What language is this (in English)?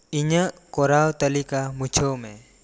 Santali